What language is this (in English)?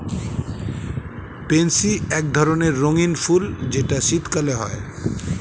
Bangla